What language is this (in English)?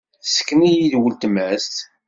Kabyle